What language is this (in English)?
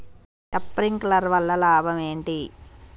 Telugu